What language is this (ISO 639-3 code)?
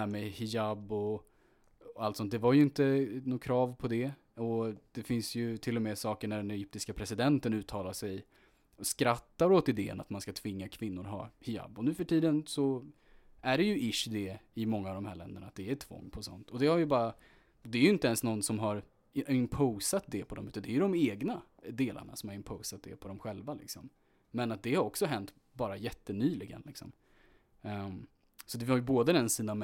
swe